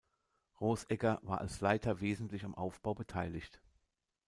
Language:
German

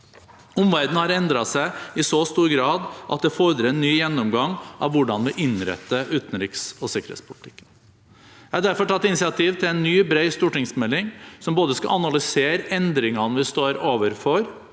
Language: Norwegian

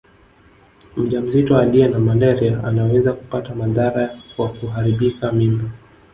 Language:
Swahili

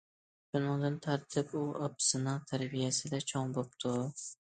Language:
Uyghur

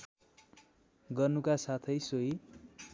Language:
Nepali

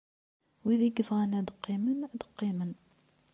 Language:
Kabyle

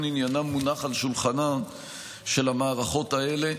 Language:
Hebrew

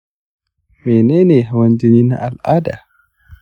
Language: Hausa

